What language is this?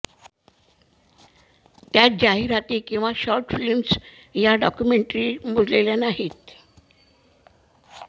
Marathi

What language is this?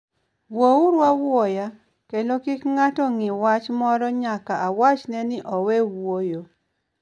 Luo (Kenya and Tanzania)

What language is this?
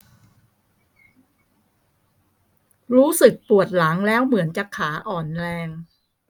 Thai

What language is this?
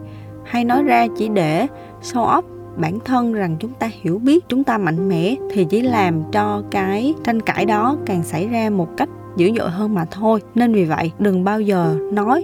Vietnamese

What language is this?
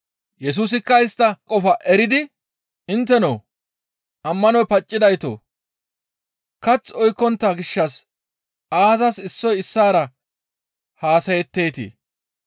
Gamo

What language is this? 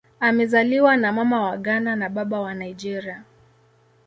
Swahili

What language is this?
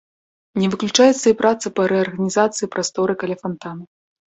Belarusian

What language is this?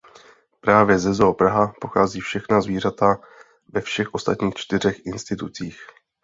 Czech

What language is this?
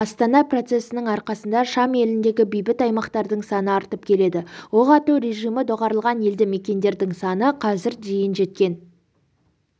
Kazakh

